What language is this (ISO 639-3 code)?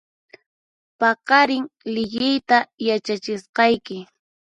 qxp